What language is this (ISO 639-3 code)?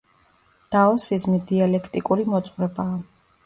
kat